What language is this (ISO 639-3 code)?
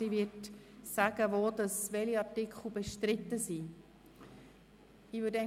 gsw